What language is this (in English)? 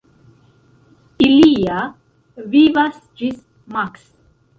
Esperanto